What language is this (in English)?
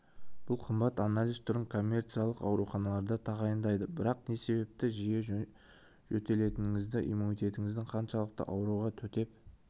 Kazakh